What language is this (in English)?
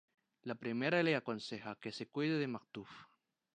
Spanish